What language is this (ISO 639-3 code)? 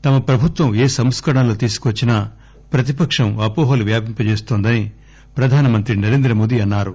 tel